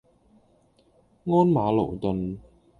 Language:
Cantonese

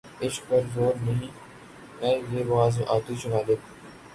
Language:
Urdu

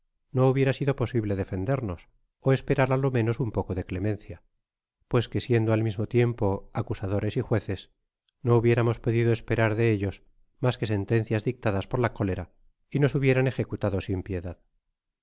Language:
Spanish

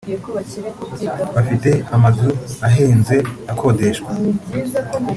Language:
Kinyarwanda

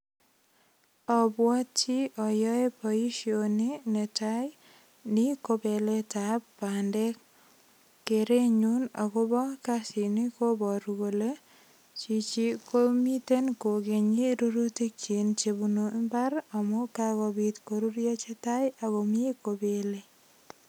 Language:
Kalenjin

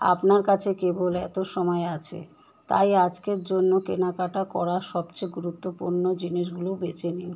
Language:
Bangla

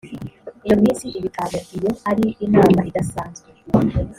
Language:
Kinyarwanda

